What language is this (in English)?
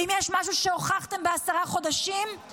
Hebrew